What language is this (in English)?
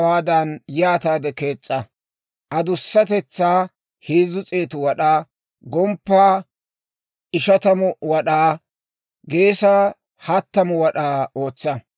Dawro